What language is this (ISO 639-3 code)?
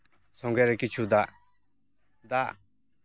sat